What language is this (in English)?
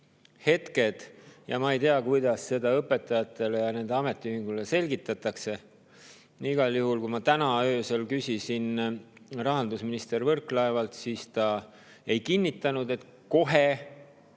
Estonian